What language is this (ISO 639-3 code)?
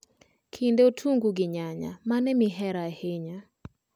luo